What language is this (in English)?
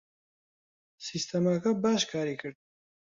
Central Kurdish